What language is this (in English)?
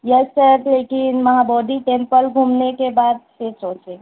Urdu